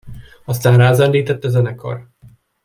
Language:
Hungarian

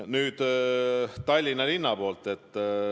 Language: Estonian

